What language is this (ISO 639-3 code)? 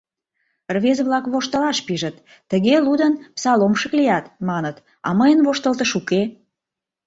chm